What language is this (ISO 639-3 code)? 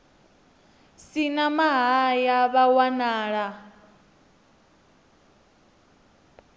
ven